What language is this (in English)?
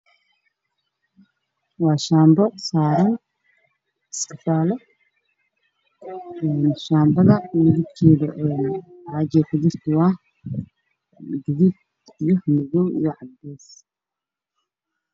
Somali